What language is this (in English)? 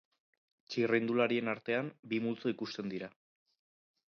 Basque